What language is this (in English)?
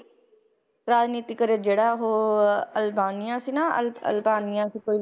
Punjabi